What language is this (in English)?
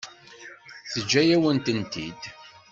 Kabyle